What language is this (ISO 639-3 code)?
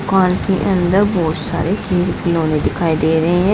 hin